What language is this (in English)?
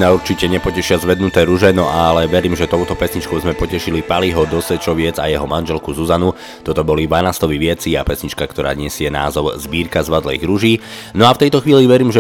Slovak